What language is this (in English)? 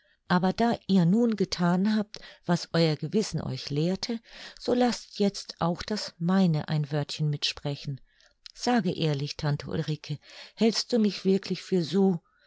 German